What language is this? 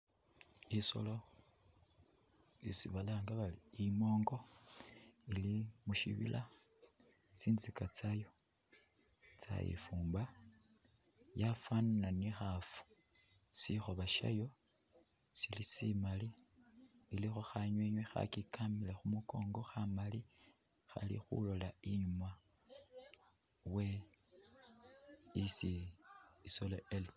Masaaba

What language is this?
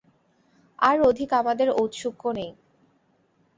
Bangla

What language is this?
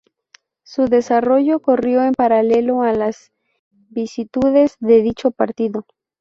Spanish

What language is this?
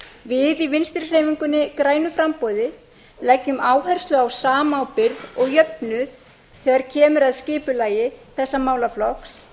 Icelandic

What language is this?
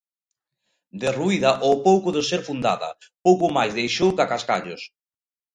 Galician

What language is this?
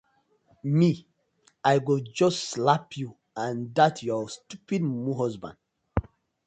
Nigerian Pidgin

